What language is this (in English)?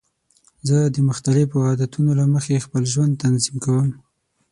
Pashto